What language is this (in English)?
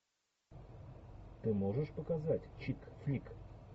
Russian